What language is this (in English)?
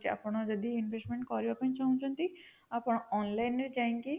Odia